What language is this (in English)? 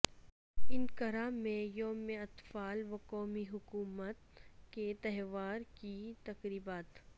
Urdu